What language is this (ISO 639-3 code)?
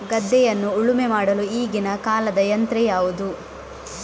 kan